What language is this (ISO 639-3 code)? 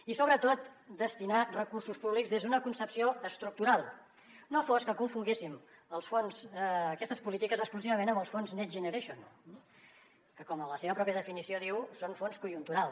cat